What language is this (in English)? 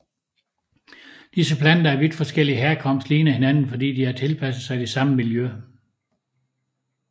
Danish